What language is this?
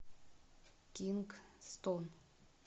Russian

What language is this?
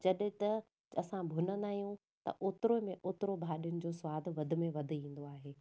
Sindhi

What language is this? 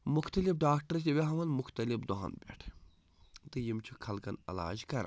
Kashmiri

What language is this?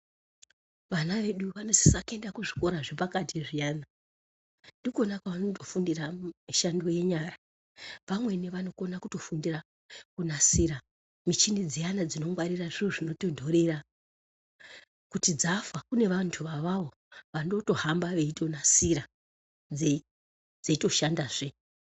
Ndau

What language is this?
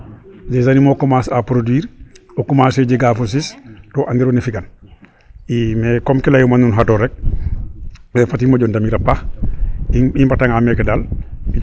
Serer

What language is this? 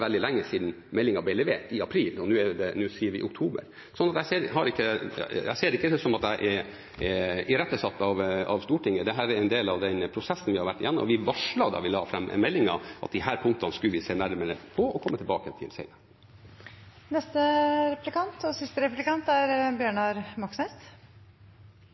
Norwegian Bokmål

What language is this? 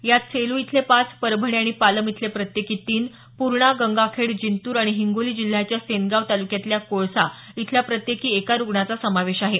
Marathi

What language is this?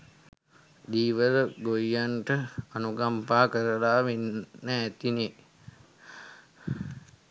Sinhala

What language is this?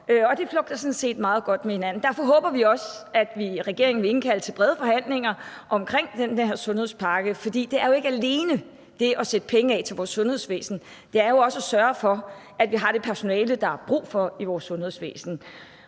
Danish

